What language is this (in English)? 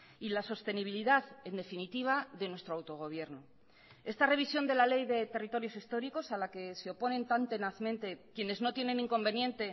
Spanish